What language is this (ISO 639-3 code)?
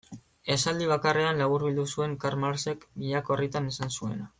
eus